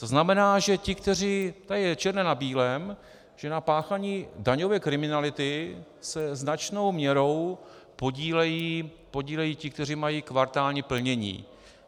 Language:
Czech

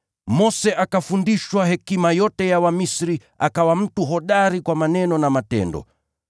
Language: Swahili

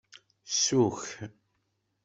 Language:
Kabyle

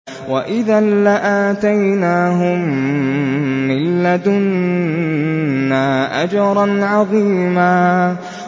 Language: Arabic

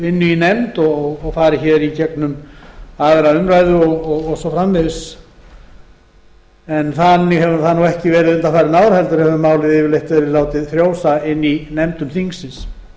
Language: Icelandic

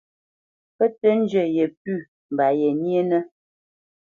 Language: Bamenyam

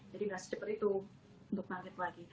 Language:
Indonesian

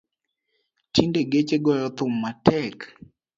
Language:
Luo (Kenya and Tanzania)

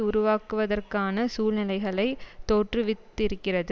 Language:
Tamil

